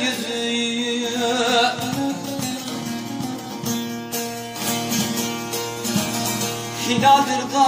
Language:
Turkish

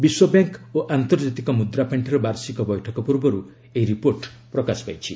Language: Odia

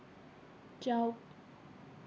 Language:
Assamese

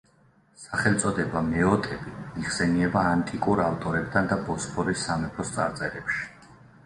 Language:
Georgian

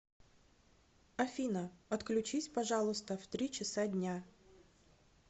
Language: Russian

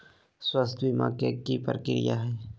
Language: Magahi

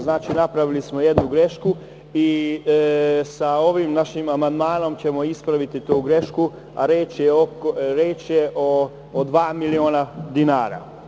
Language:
Serbian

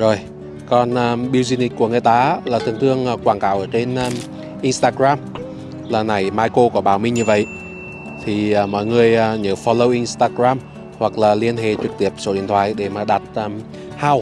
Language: Vietnamese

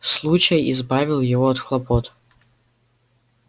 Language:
Russian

